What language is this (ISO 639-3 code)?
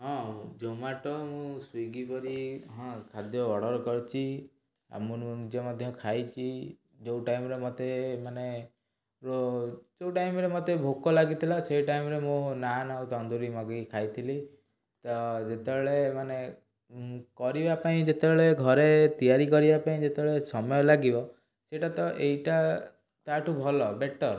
ori